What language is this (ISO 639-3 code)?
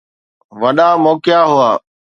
snd